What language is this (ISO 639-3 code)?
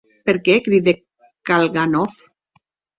oci